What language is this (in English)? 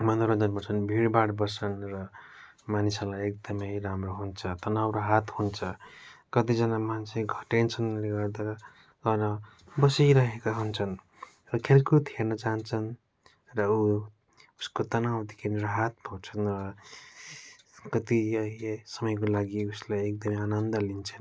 Nepali